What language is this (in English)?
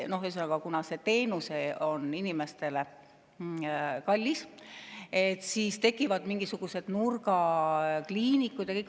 Estonian